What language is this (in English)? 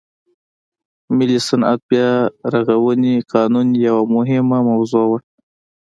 Pashto